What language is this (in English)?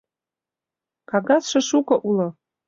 Mari